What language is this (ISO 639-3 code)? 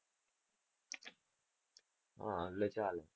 guj